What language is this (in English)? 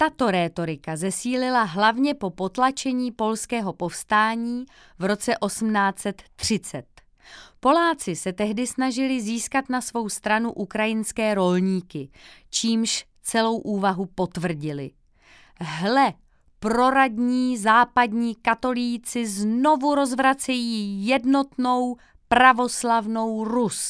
Czech